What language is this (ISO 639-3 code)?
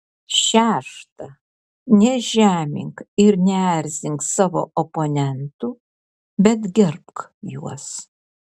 lit